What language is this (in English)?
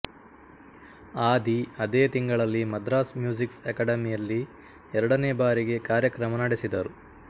Kannada